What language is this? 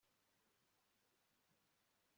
Kinyarwanda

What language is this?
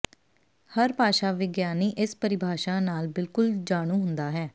Punjabi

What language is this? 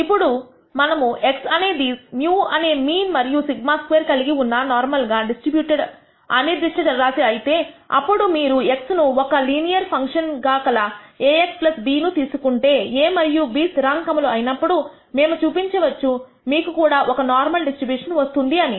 Telugu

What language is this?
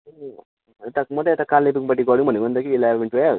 Nepali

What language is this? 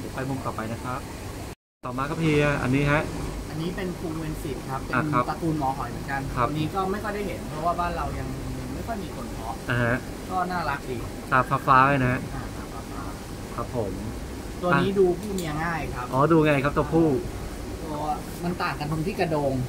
Thai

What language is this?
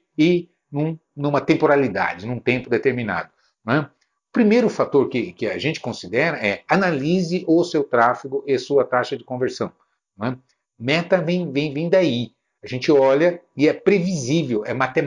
Portuguese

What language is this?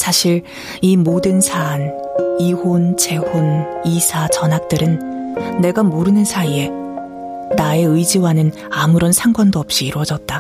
Korean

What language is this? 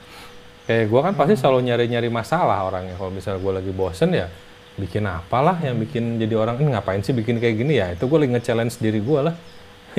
Indonesian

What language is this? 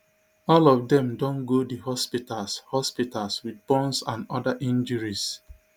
Nigerian Pidgin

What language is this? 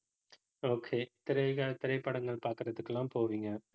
Tamil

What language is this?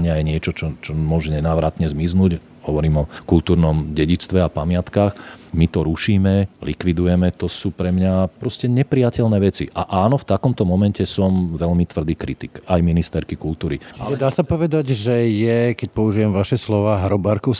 Slovak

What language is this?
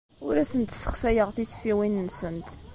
Kabyle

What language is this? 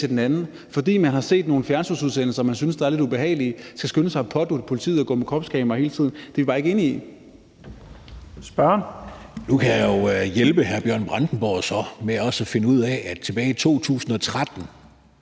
Danish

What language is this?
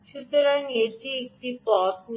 Bangla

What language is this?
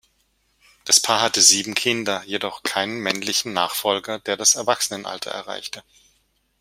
German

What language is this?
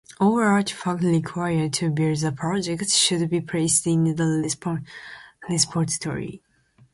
English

